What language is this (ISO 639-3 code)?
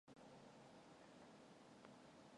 mon